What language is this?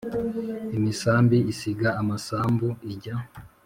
Kinyarwanda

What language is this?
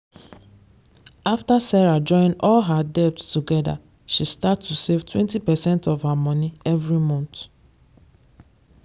Nigerian Pidgin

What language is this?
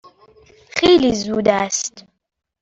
Persian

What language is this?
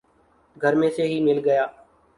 Urdu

